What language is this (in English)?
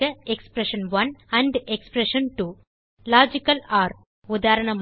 Tamil